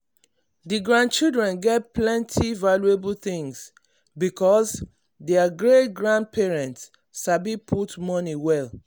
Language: Nigerian Pidgin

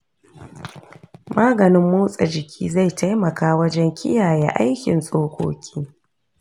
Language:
Hausa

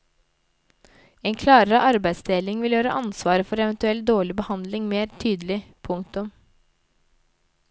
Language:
Norwegian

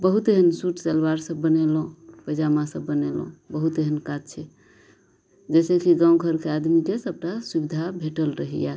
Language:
Maithili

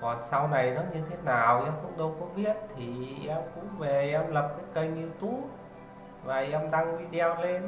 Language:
Vietnamese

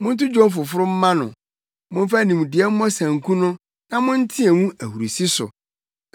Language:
Akan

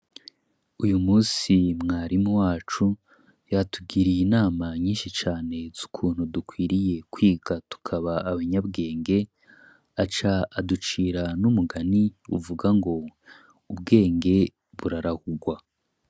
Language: Rundi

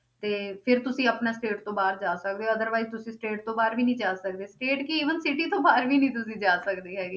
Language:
Punjabi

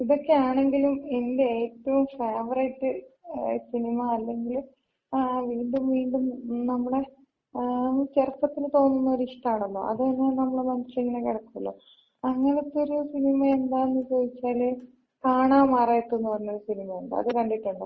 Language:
Malayalam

